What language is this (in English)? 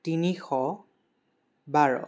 Assamese